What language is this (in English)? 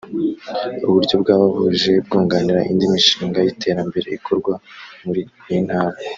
Kinyarwanda